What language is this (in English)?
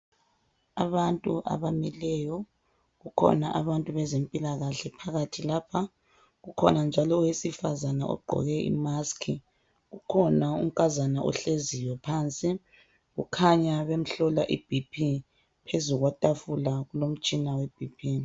North Ndebele